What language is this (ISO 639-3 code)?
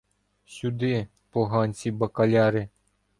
ukr